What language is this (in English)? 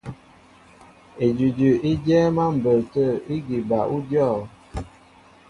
Mbo (Cameroon)